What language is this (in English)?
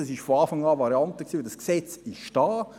Swiss German